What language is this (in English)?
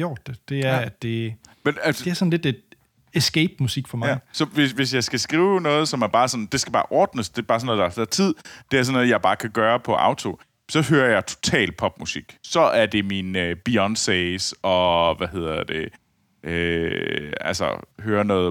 Danish